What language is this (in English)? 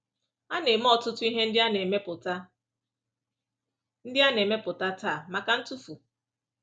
Igbo